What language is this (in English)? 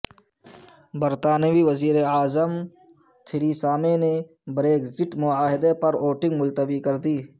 Urdu